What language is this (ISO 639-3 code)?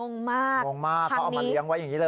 tha